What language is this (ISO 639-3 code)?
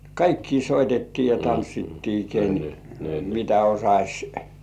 fin